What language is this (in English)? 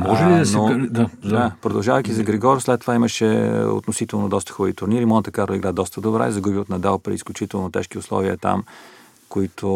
Bulgarian